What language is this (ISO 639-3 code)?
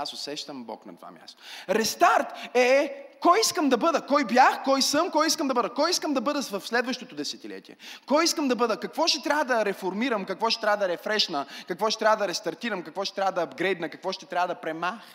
bul